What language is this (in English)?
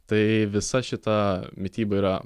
Lithuanian